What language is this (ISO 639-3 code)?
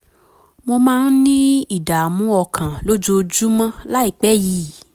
yor